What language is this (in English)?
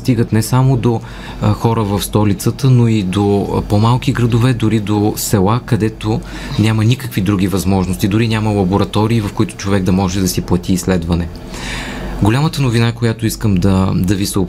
Bulgarian